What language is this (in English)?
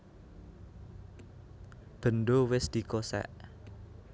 Javanese